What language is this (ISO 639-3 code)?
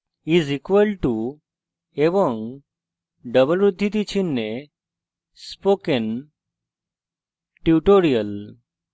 ben